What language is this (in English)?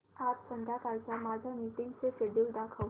Marathi